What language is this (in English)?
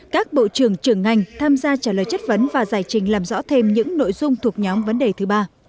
Vietnamese